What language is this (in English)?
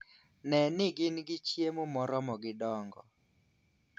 Luo (Kenya and Tanzania)